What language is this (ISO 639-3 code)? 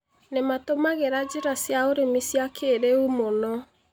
kik